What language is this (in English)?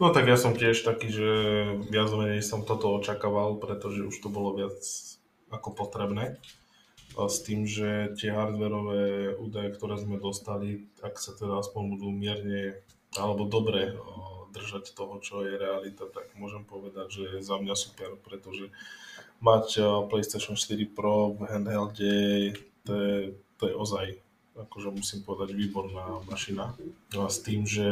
Slovak